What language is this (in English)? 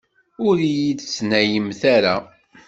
Kabyle